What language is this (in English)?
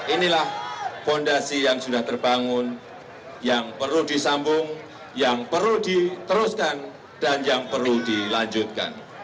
Indonesian